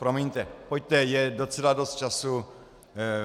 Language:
Czech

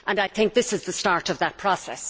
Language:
English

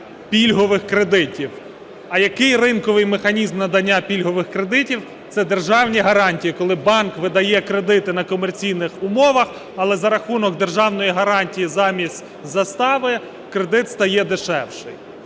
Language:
Ukrainian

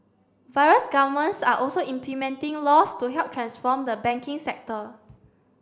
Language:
English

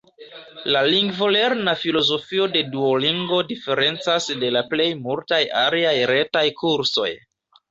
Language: Esperanto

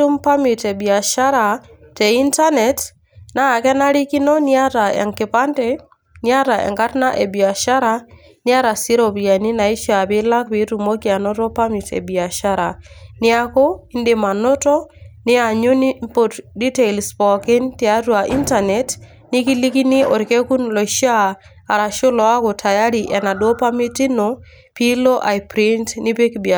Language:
Masai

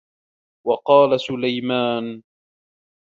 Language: Arabic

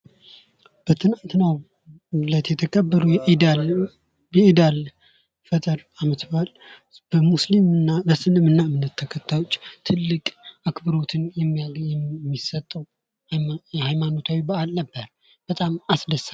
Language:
Amharic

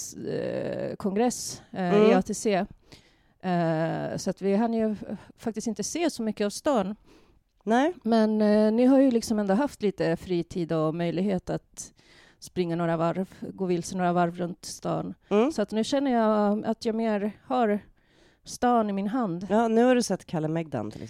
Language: Swedish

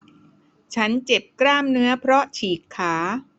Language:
Thai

